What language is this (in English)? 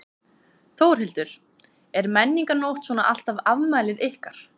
Icelandic